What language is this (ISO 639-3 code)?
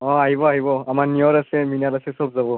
asm